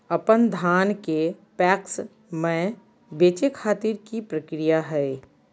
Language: Magahi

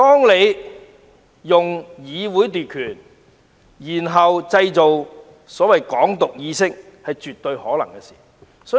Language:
Cantonese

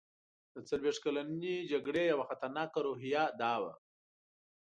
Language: Pashto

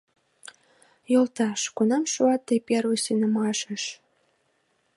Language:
Mari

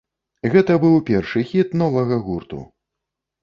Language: Belarusian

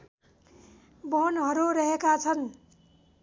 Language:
Nepali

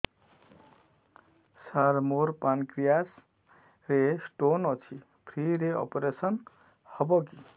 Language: Odia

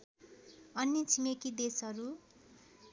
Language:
Nepali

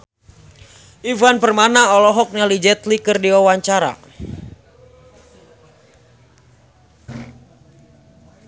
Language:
Sundanese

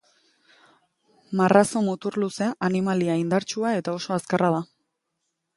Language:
Basque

